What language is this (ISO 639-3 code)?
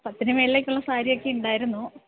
mal